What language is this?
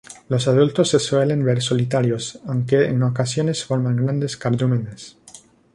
Spanish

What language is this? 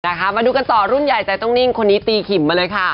Thai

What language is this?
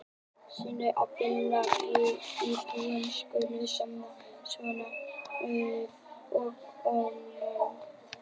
Icelandic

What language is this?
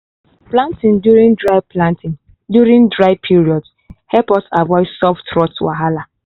Nigerian Pidgin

